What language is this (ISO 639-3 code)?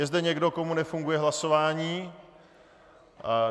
ces